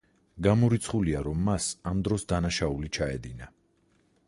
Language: Georgian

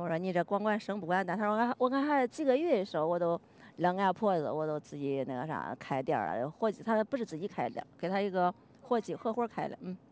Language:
Chinese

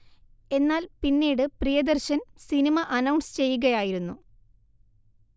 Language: Malayalam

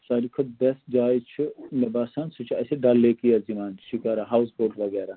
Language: Kashmiri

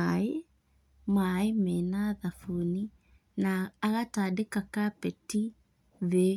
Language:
Kikuyu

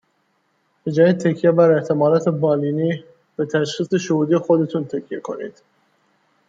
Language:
Persian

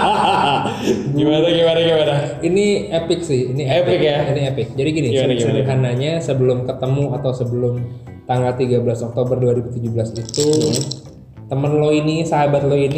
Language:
Indonesian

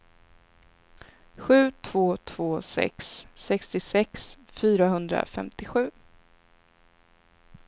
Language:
Swedish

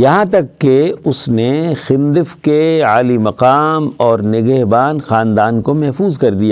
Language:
Urdu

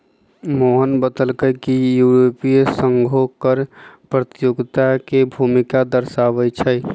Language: Magahi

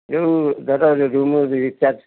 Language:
Odia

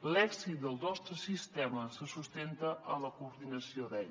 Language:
Catalan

